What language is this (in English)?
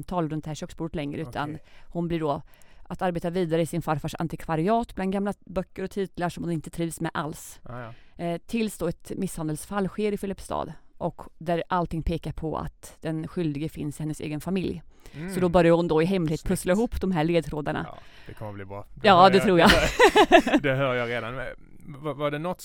Swedish